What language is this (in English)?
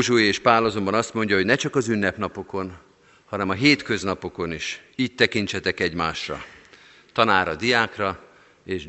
Hungarian